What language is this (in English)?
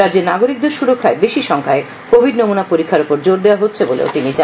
Bangla